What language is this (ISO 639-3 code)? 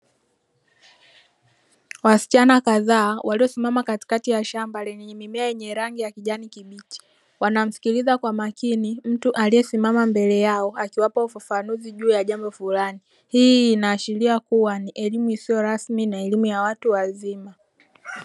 swa